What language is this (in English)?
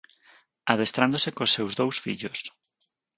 Galician